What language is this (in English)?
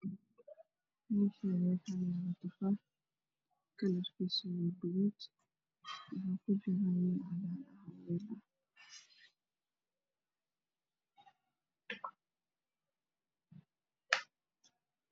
Somali